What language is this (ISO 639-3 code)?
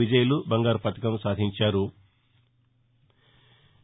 tel